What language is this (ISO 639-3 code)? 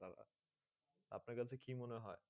ben